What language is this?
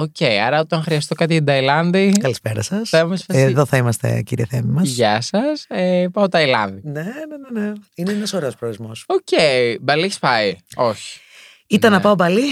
Greek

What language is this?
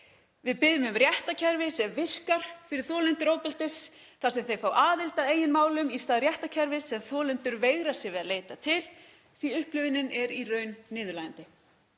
Icelandic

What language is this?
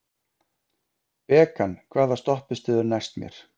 Icelandic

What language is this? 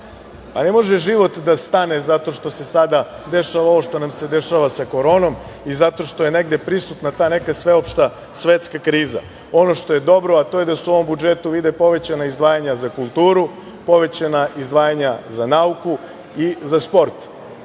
Serbian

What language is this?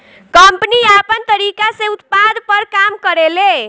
Bhojpuri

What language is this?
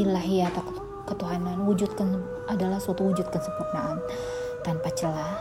Indonesian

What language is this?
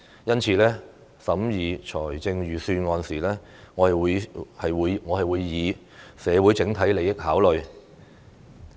Cantonese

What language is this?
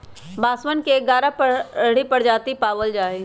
Magahi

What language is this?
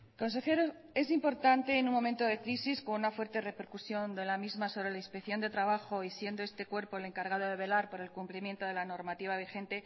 Spanish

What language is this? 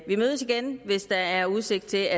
Danish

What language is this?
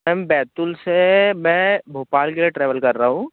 Hindi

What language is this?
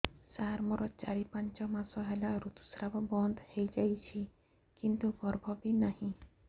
Odia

